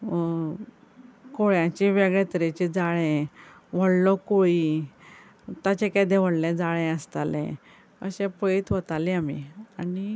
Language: Konkani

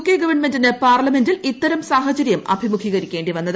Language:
Malayalam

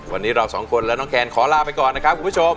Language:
Thai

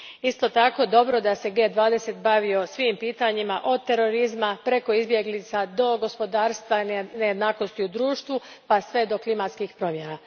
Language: Croatian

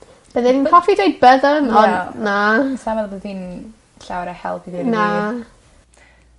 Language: Welsh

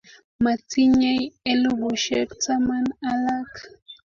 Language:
Kalenjin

